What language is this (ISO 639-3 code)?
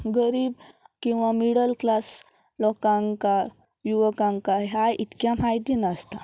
kok